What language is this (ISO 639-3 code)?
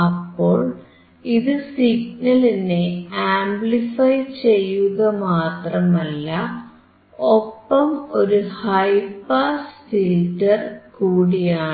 mal